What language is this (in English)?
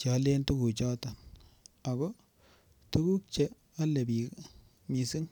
Kalenjin